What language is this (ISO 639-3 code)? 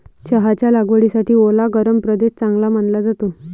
mar